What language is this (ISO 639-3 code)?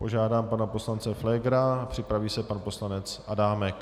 ces